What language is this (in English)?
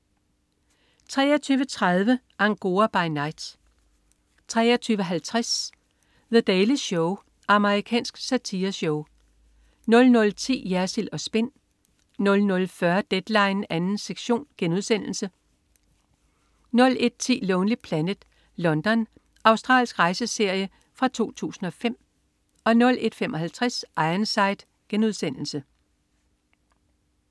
Danish